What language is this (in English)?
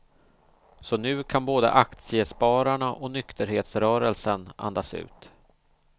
Swedish